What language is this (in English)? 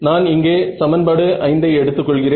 Tamil